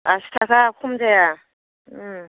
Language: Bodo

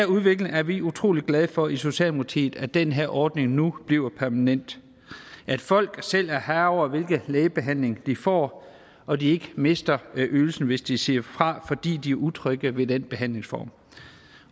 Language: Danish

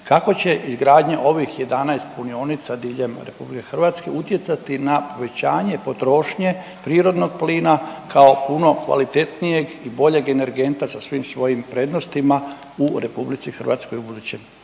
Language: Croatian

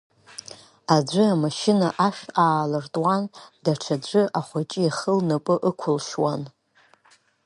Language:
Abkhazian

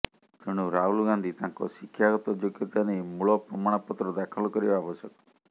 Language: Odia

